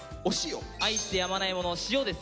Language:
Japanese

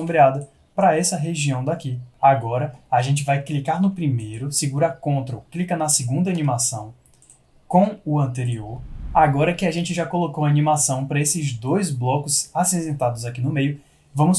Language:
Portuguese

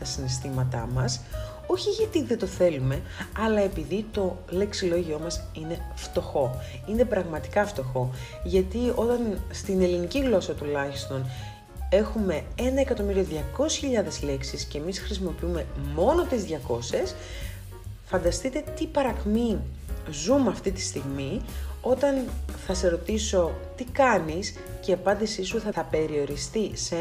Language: Greek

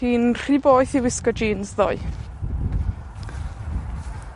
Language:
Welsh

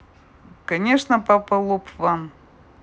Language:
Russian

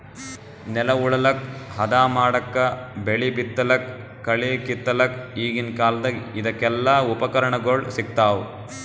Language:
Kannada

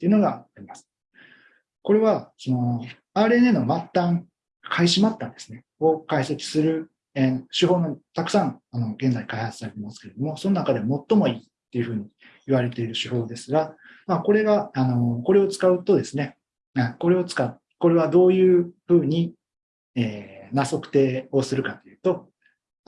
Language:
Japanese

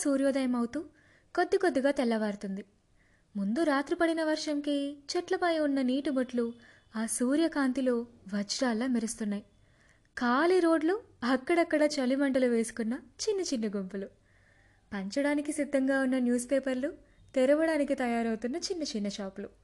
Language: Telugu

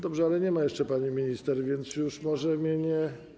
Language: Polish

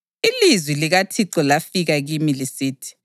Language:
North Ndebele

